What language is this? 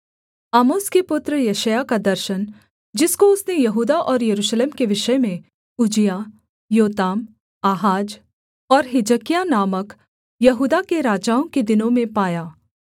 Hindi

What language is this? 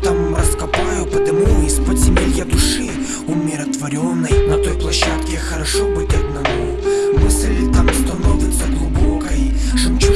Russian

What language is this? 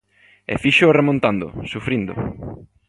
Galician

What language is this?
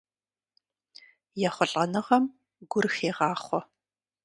Kabardian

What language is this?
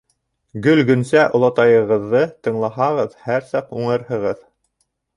Bashkir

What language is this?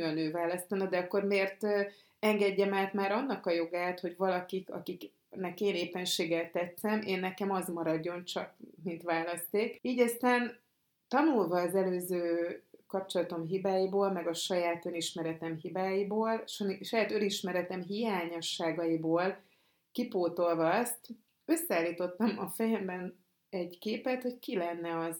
Hungarian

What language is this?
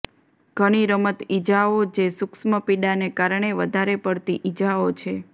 Gujarati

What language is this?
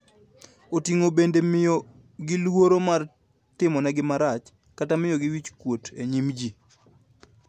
Luo (Kenya and Tanzania)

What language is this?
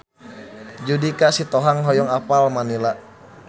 Sundanese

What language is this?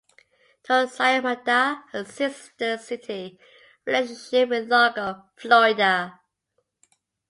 English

